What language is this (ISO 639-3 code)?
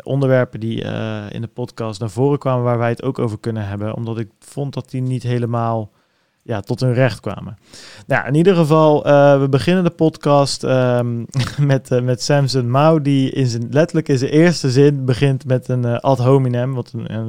nld